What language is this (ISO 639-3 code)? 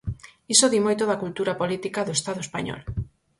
glg